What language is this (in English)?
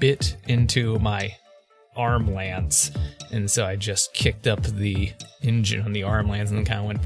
English